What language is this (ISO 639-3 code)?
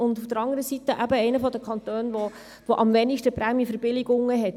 gsw